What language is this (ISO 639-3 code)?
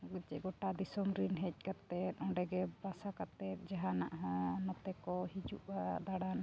sat